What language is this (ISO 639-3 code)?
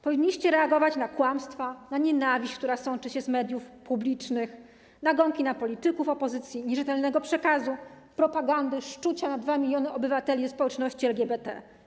pol